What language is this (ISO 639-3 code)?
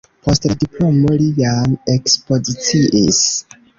epo